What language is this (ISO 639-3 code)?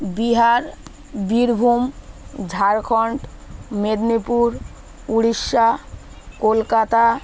ben